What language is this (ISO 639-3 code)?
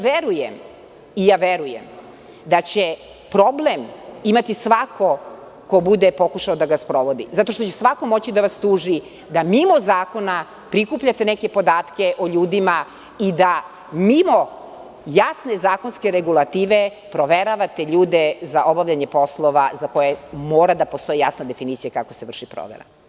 srp